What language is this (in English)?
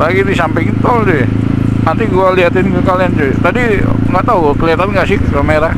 Indonesian